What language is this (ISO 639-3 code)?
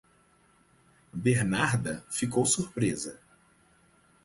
por